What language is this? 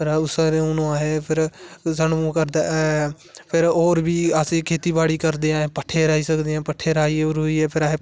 Dogri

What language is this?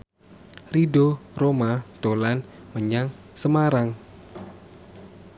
Javanese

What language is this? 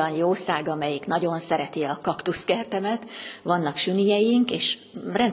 Hungarian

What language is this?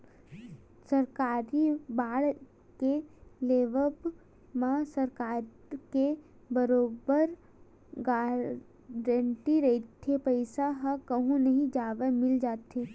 Chhattisgarhi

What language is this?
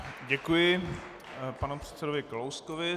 Czech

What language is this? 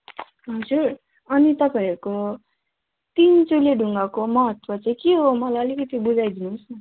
Nepali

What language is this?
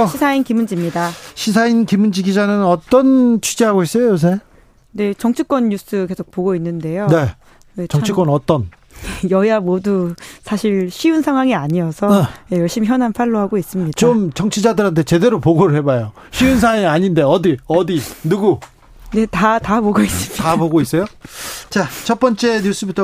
Korean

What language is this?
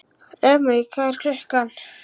Icelandic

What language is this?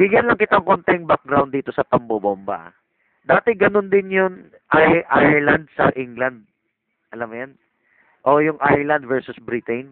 Filipino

